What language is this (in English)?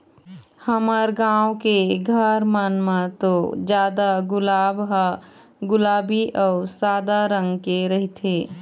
Chhattisgarhi